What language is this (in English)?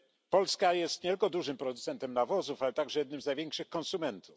Polish